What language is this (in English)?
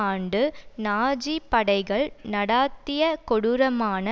Tamil